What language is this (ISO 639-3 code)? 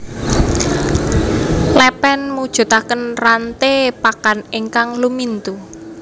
jav